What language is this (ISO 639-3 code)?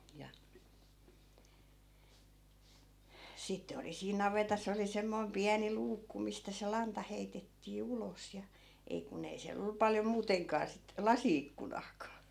fin